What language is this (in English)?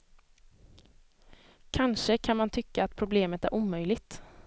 Swedish